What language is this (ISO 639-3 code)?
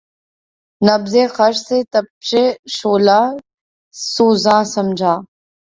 urd